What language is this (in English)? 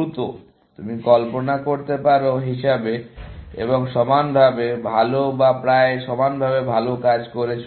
Bangla